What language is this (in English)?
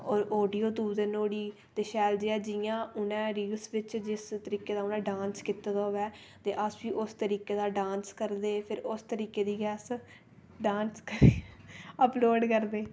Dogri